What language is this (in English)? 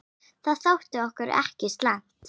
Icelandic